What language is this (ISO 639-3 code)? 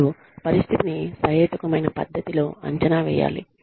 tel